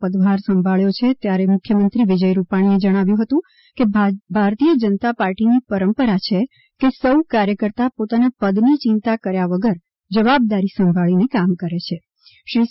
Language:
Gujarati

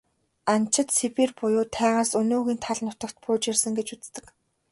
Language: Mongolian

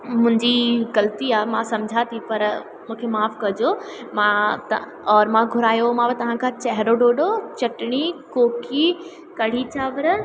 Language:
Sindhi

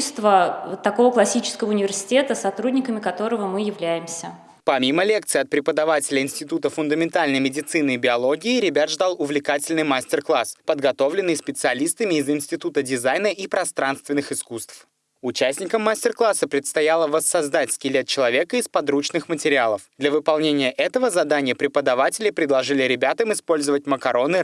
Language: Russian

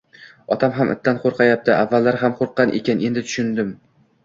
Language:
Uzbek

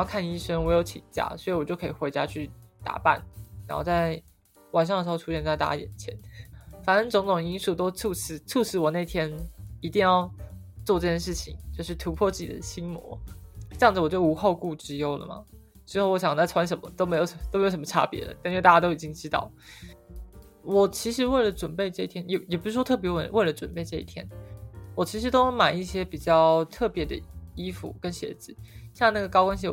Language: Chinese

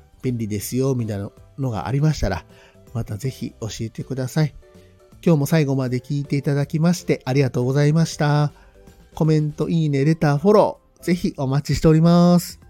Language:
Japanese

